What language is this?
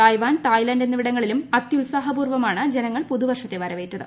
Malayalam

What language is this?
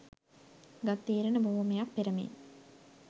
Sinhala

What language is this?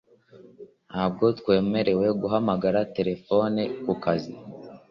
Kinyarwanda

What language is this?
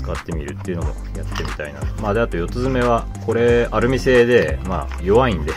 Japanese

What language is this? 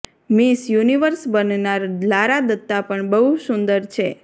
Gujarati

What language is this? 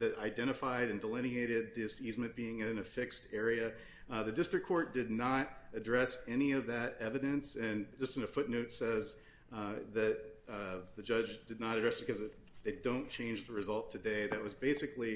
English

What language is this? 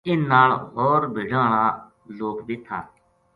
Gujari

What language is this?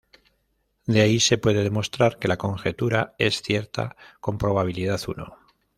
Spanish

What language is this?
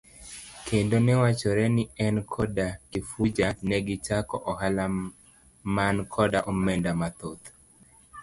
Luo (Kenya and Tanzania)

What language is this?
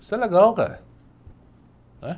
Portuguese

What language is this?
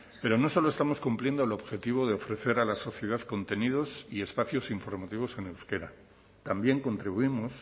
Spanish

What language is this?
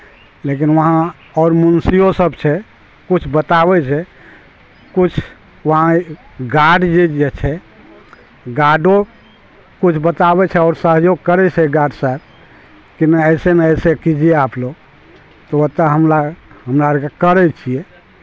Maithili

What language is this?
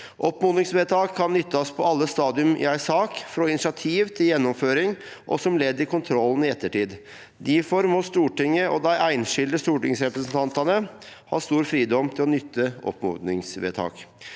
Norwegian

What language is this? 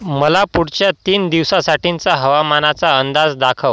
Marathi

